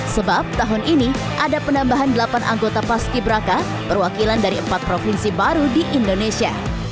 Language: Indonesian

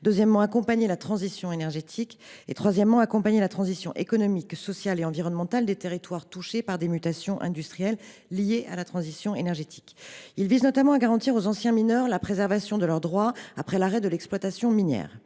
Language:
French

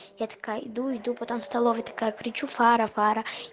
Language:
Russian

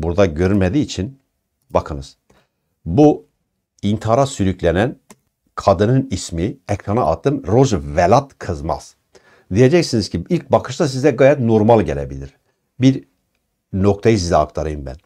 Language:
Turkish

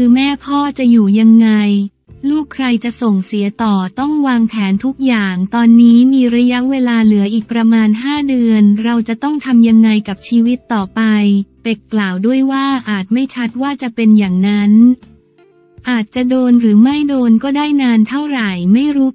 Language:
Thai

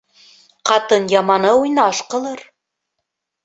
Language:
Bashkir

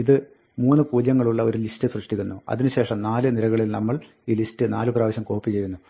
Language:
Malayalam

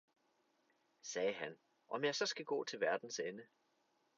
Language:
Danish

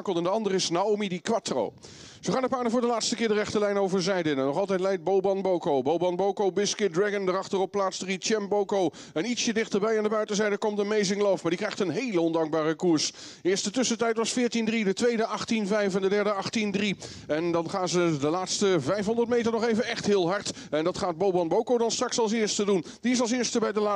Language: Dutch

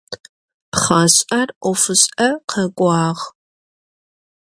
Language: Adyghe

